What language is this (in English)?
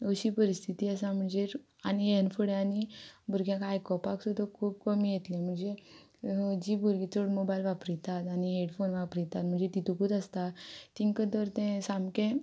Konkani